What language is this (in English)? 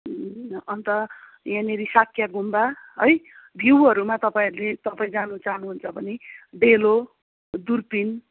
Nepali